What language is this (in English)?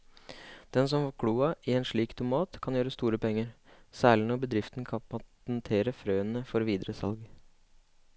Norwegian